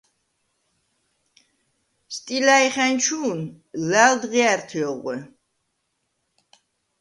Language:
Svan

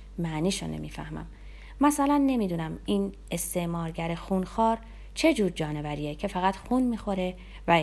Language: Persian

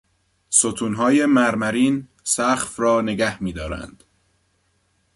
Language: Persian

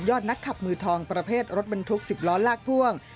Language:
Thai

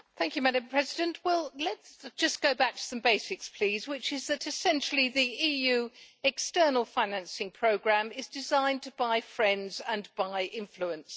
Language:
English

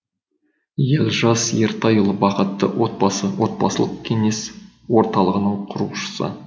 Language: Kazakh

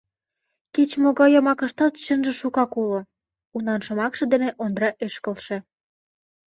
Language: Mari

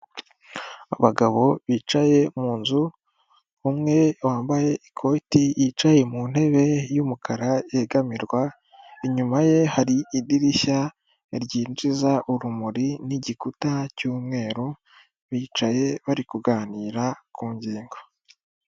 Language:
Kinyarwanda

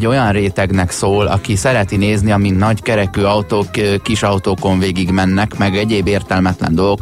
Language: Hungarian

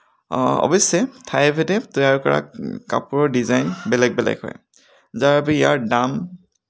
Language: Assamese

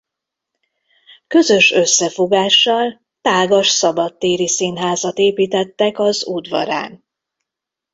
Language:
Hungarian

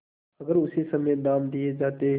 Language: Hindi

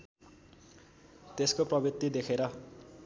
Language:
Nepali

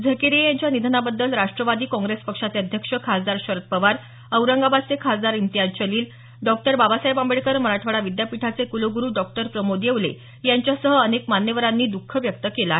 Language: Marathi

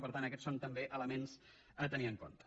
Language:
Catalan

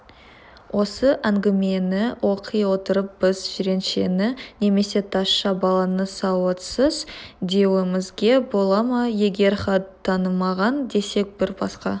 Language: Kazakh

